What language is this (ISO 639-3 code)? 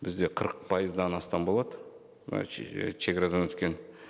kaz